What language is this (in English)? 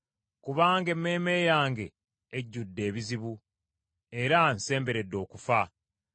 Ganda